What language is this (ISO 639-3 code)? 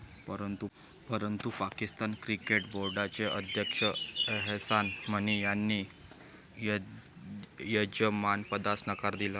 mar